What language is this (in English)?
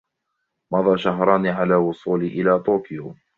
Arabic